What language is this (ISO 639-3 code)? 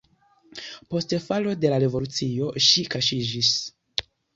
epo